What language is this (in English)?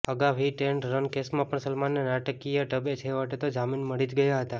Gujarati